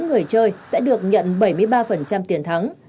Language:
Vietnamese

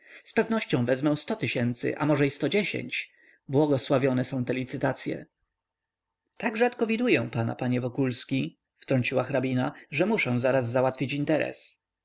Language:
Polish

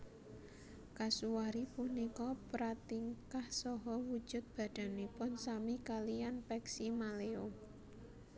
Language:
Javanese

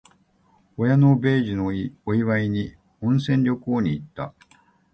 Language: Japanese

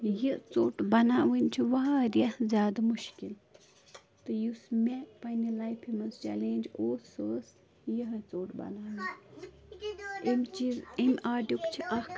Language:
Kashmiri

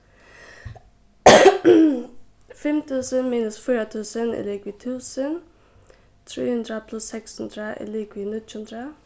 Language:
Faroese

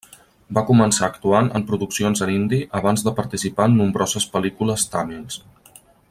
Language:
Catalan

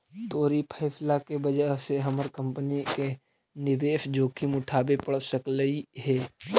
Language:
Magahi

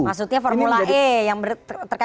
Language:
Indonesian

